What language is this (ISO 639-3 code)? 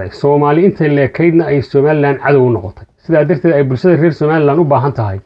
ara